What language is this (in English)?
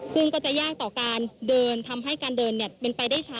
Thai